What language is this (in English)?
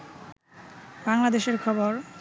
Bangla